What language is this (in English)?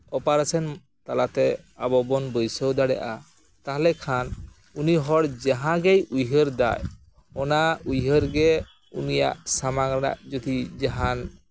Santali